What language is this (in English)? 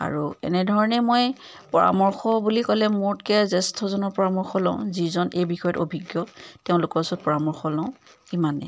Assamese